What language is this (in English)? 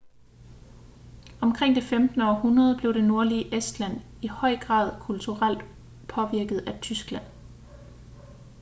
Danish